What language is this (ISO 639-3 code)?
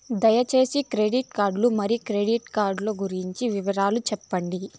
tel